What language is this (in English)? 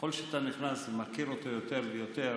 Hebrew